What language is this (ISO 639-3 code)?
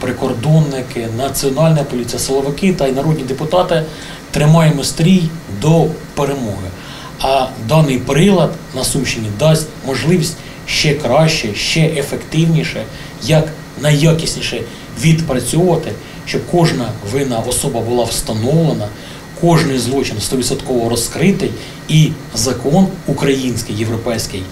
ukr